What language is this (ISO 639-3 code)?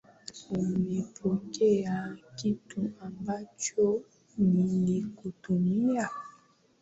swa